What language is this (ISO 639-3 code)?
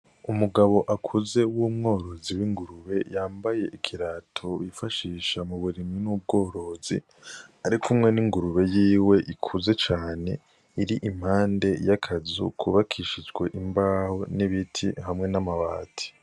run